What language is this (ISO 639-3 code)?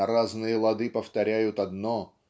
rus